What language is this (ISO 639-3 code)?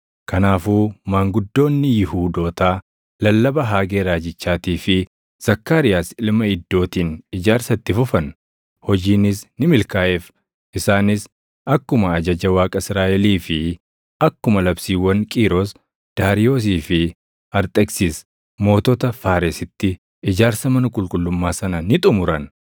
orm